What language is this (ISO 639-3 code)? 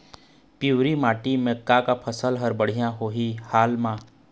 hne